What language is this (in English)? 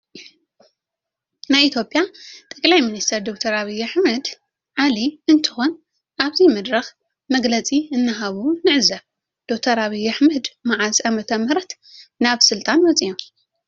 Tigrinya